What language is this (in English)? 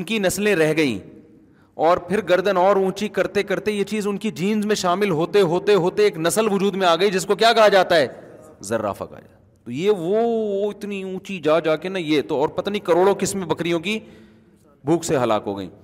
Urdu